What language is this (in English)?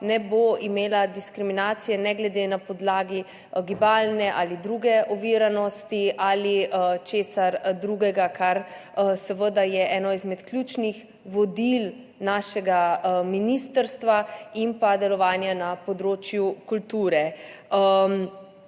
Slovenian